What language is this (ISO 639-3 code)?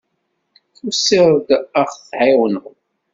kab